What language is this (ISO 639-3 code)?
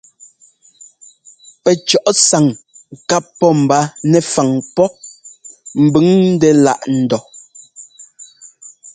jgo